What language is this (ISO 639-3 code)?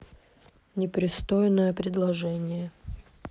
rus